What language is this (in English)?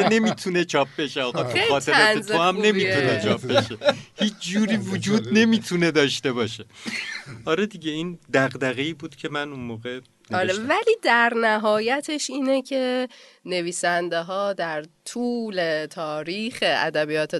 Persian